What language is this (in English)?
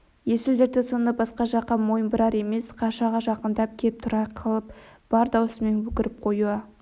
Kazakh